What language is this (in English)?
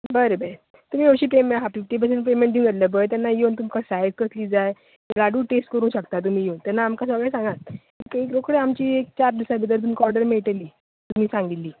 Konkani